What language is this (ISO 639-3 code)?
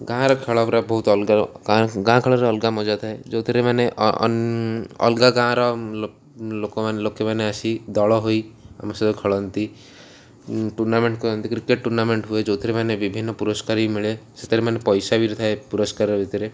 ori